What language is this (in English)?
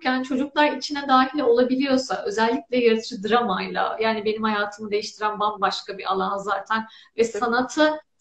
Turkish